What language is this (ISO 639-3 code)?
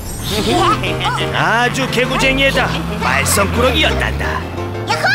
kor